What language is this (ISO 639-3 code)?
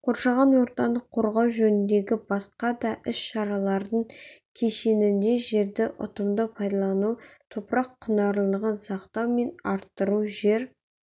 kaz